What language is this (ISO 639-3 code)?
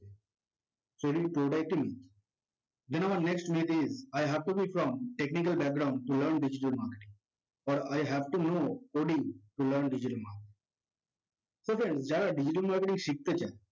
ben